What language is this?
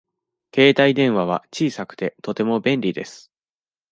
Japanese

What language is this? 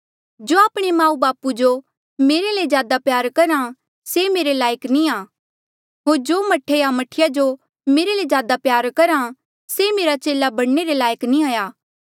Mandeali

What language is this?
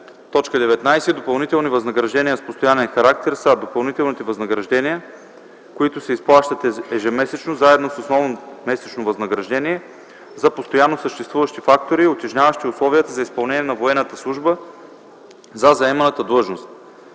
Bulgarian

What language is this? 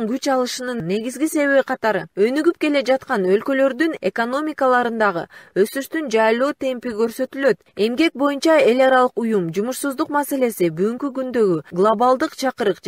Turkish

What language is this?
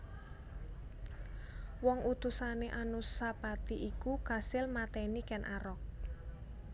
Javanese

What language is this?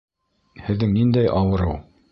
Bashkir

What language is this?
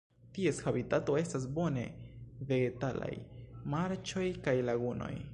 Esperanto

